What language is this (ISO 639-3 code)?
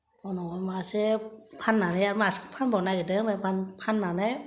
brx